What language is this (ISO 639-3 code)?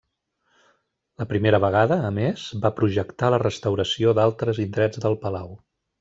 cat